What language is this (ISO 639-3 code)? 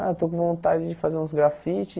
por